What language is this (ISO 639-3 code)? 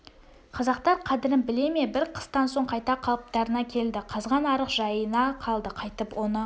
kaz